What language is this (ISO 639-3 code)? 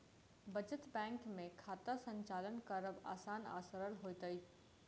mai